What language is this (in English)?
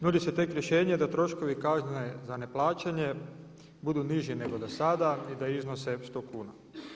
Croatian